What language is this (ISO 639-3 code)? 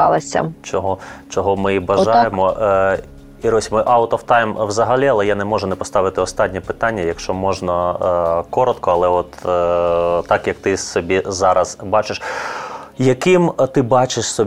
ukr